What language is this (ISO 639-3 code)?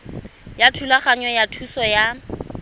tsn